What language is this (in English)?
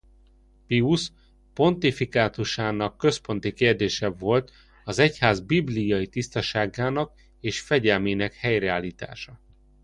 Hungarian